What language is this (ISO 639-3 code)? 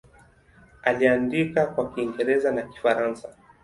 swa